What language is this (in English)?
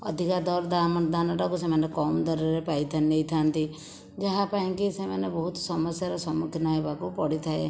Odia